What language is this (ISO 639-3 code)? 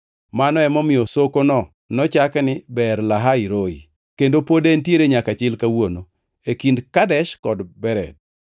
luo